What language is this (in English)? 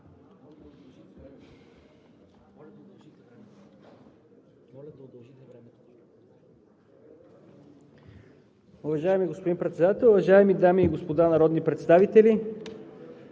Bulgarian